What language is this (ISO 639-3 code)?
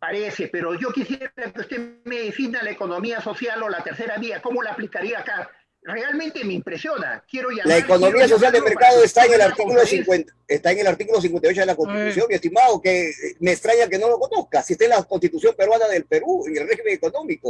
spa